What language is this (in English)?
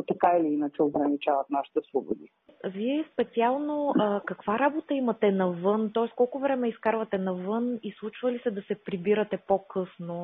Bulgarian